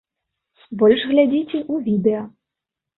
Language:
Belarusian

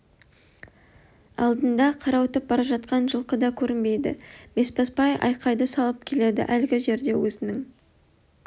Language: Kazakh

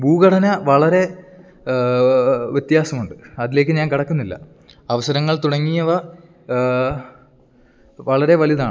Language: Malayalam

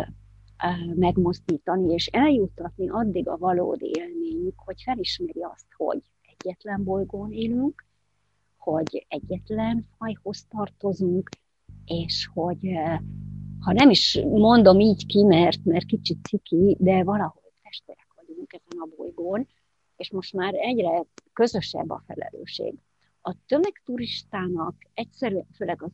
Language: Hungarian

